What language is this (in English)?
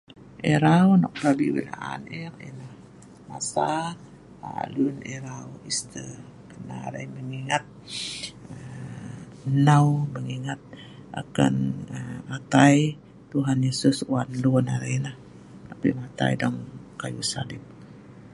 Sa'ban